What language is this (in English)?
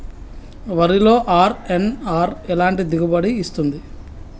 Telugu